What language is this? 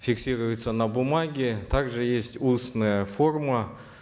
Kazakh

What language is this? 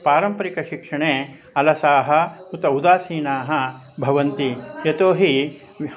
Sanskrit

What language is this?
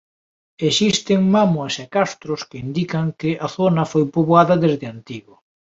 Galician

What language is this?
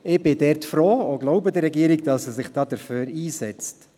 Swiss German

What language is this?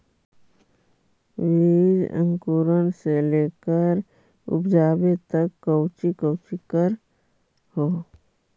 Magahi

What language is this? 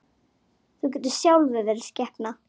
Icelandic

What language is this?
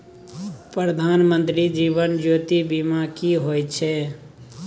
Maithili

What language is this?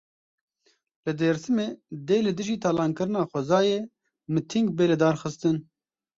Kurdish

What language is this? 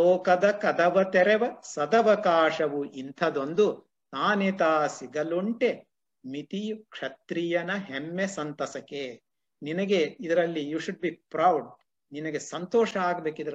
Kannada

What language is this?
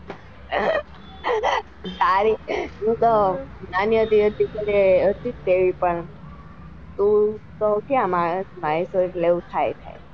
Gujarati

